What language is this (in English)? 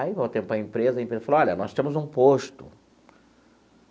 Portuguese